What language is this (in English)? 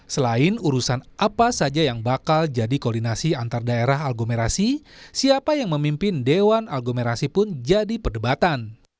Indonesian